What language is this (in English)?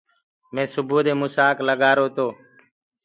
Gurgula